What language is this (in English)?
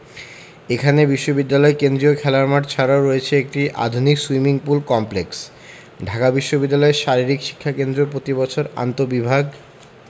Bangla